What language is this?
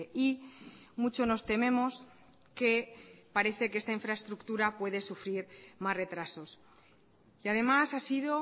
Spanish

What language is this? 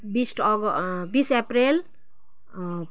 Nepali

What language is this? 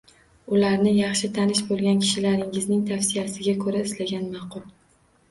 Uzbek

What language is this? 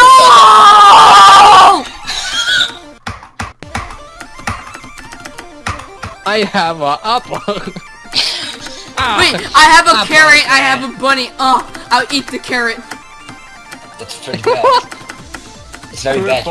English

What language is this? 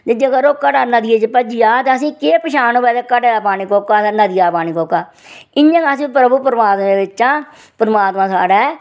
Dogri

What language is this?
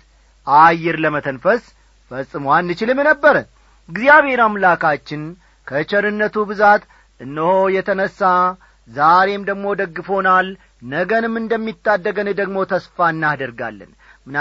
Amharic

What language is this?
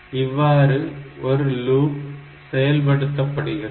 Tamil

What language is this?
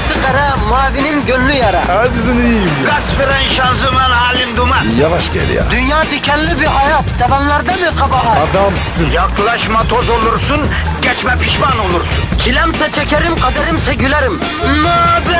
Turkish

